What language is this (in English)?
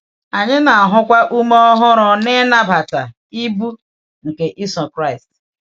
Igbo